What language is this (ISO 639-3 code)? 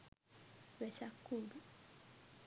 sin